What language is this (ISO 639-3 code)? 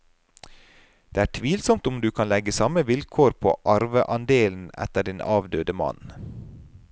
nor